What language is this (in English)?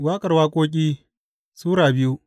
Hausa